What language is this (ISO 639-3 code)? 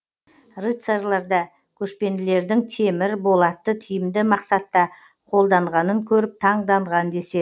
kaz